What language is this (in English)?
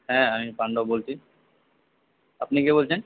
Bangla